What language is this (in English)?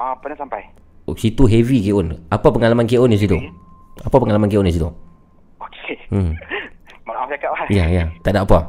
Malay